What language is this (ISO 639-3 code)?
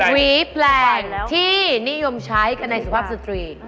tha